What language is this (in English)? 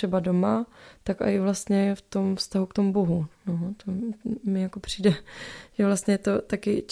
Czech